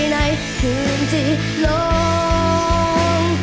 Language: Thai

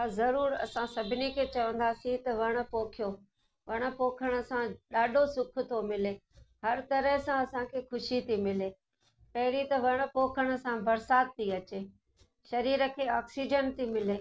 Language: Sindhi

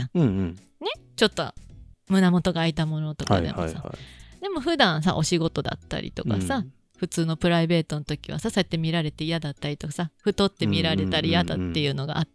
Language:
Japanese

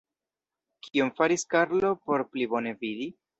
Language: Esperanto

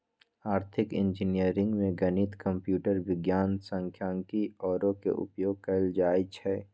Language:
Magahi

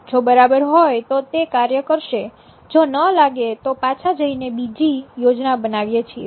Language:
Gujarati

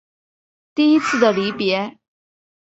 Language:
Chinese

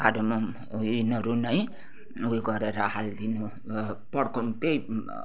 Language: Nepali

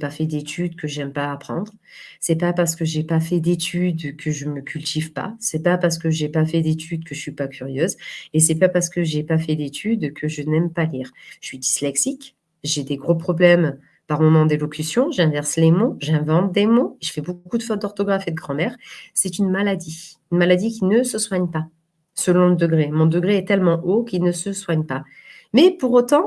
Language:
French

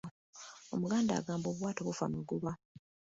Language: Ganda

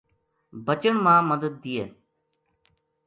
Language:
Gujari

